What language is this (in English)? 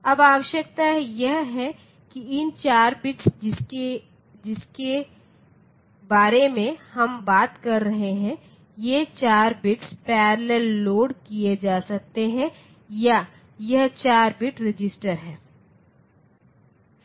Hindi